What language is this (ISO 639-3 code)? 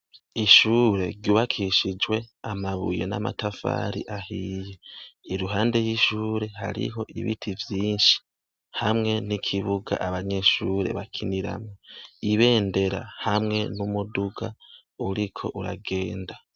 run